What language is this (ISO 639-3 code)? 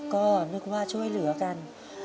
tha